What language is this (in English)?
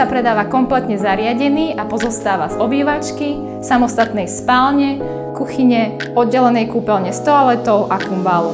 Slovak